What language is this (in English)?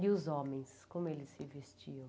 Portuguese